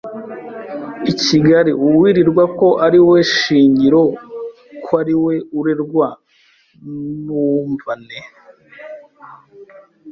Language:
Kinyarwanda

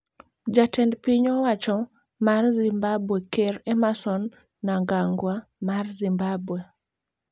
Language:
Luo (Kenya and Tanzania)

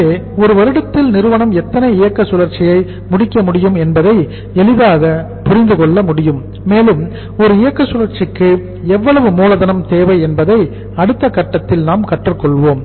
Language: Tamil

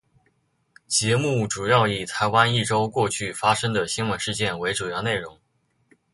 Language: Chinese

